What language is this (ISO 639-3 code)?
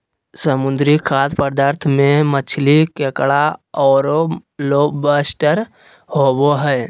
mag